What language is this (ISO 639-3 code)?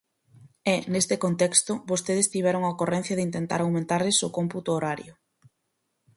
glg